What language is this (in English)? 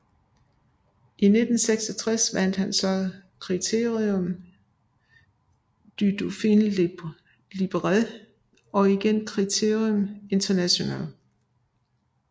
Danish